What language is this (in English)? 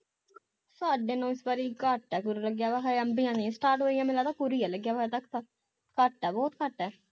Punjabi